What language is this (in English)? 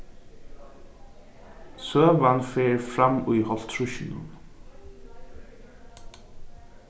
Faroese